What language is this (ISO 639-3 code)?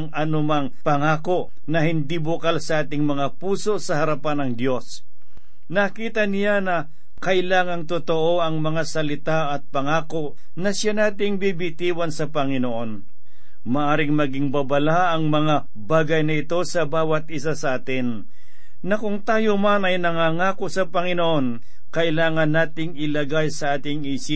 fil